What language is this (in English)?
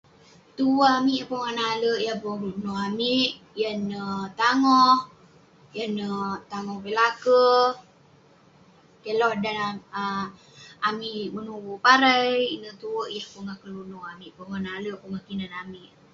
Western Penan